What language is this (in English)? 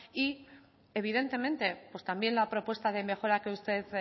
Spanish